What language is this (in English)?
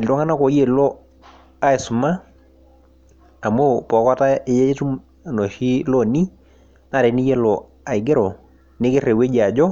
Masai